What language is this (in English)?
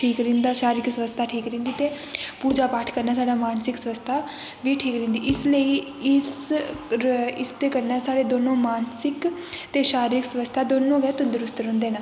Dogri